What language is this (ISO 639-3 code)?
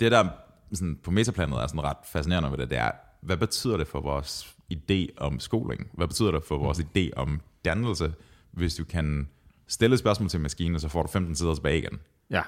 dan